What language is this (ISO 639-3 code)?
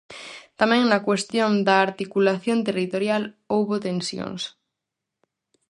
glg